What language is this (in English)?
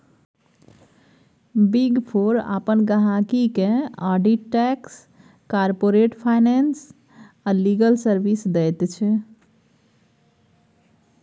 Maithili